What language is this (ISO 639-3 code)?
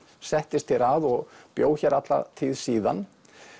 isl